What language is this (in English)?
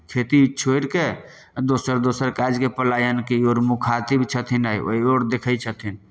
Maithili